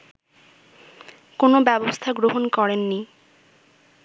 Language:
Bangla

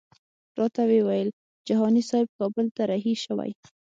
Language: Pashto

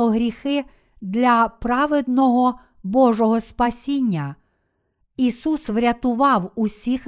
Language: Ukrainian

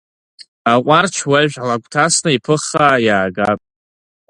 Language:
Abkhazian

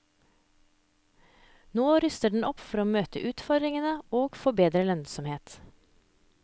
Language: Norwegian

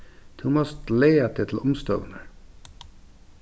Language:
Faroese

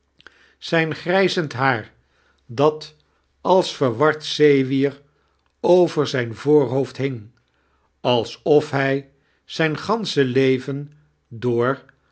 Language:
Dutch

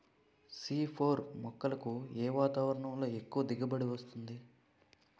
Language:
Telugu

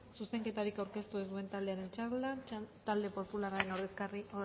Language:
Basque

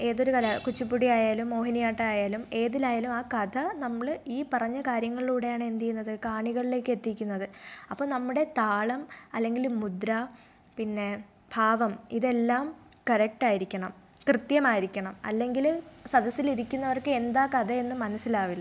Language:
Malayalam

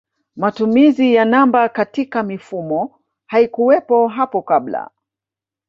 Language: Swahili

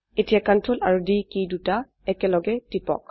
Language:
Assamese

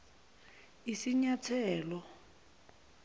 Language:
Zulu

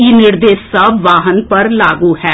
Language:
Maithili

